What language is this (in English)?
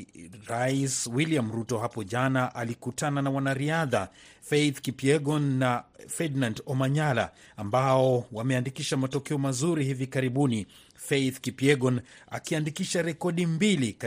Swahili